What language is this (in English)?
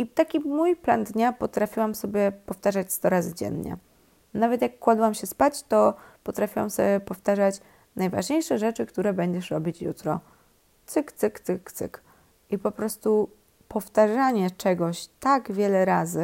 Polish